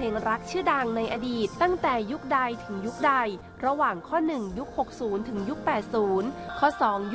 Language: Thai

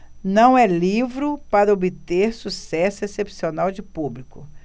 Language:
Portuguese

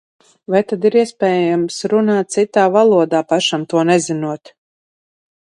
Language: Latvian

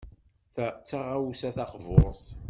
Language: Kabyle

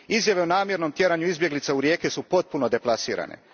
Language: Croatian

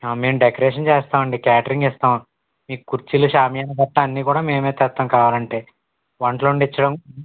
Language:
Telugu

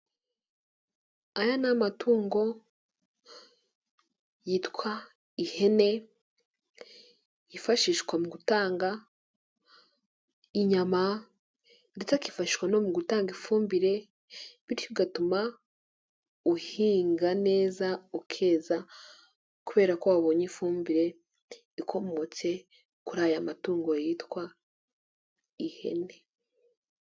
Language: Kinyarwanda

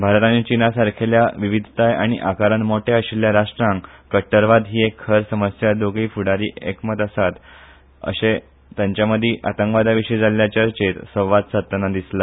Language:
Konkani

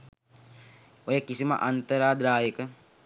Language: Sinhala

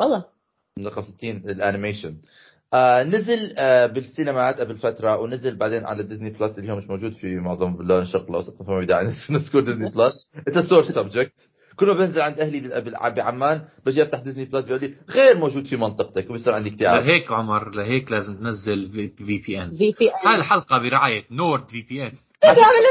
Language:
Arabic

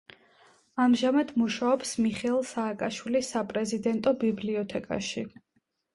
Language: Georgian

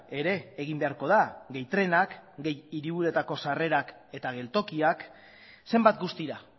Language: Basque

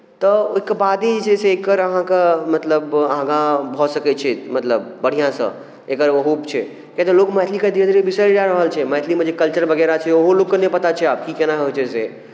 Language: Maithili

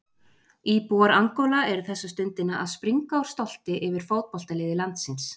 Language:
Icelandic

